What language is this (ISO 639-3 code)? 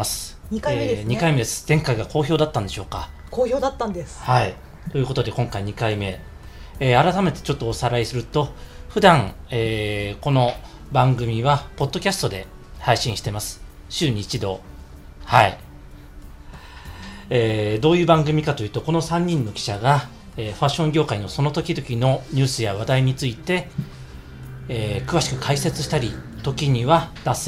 jpn